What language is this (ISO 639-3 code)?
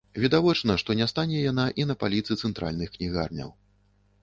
bel